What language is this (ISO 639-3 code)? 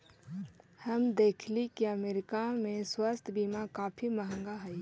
mag